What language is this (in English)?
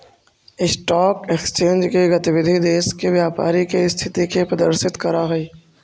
Magahi